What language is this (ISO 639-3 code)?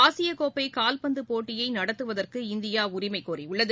tam